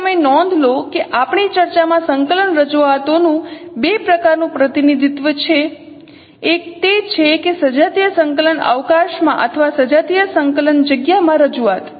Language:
Gujarati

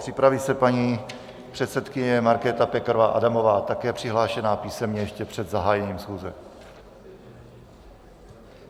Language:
Czech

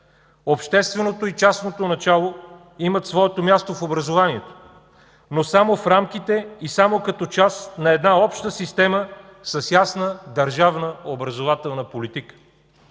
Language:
Bulgarian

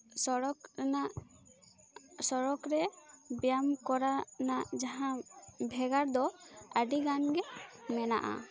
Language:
Santali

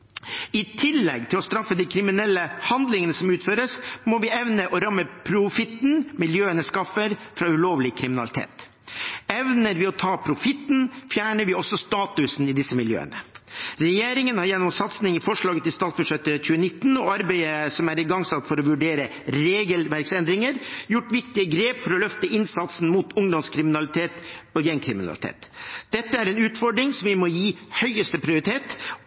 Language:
Norwegian Bokmål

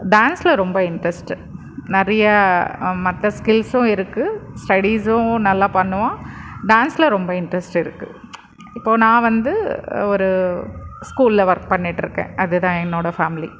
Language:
Tamil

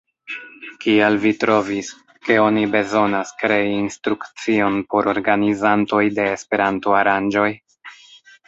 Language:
Esperanto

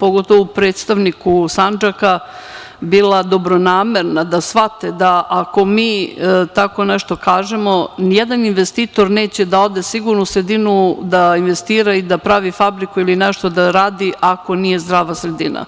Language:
Serbian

